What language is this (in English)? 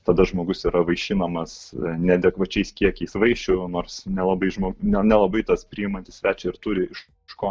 Lithuanian